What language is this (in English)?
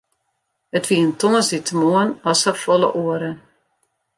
Western Frisian